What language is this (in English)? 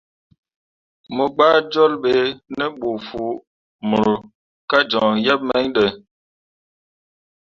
Mundang